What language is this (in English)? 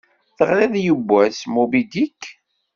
Kabyle